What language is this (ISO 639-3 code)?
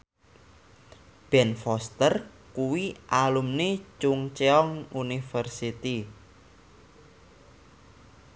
jav